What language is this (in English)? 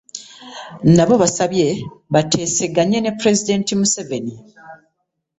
Ganda